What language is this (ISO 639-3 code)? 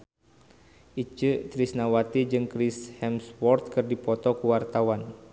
sun